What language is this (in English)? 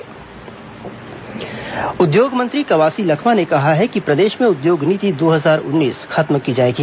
Hindi